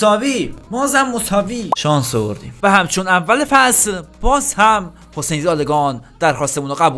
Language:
Persian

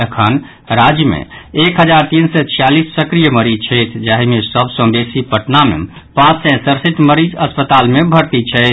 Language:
Maithili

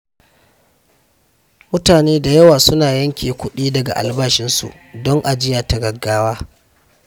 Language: Hausa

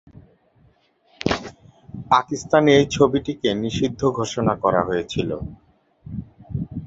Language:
Bangla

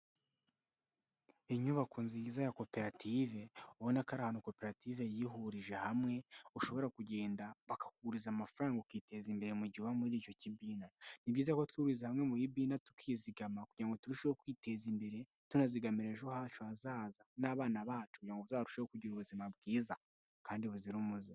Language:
Kinyarwanda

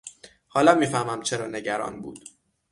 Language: Persian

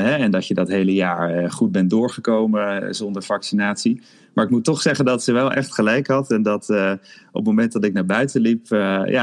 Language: Dutch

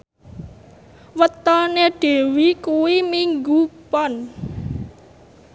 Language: Javanese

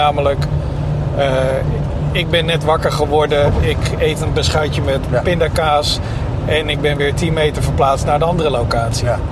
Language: Dutch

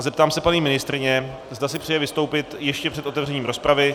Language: Czech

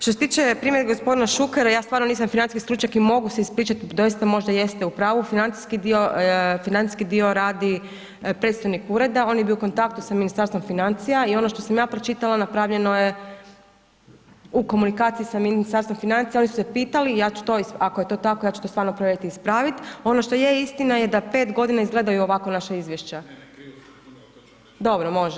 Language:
Croatian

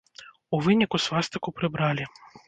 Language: Belarusian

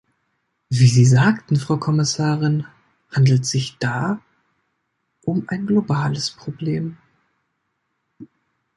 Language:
German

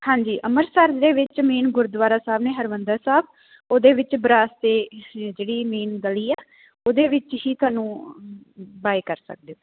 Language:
Punjabi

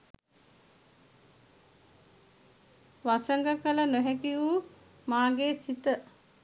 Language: Sinhala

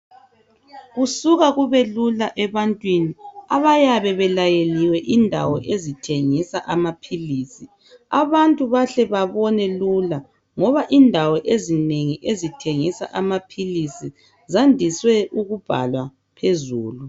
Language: North Ndebele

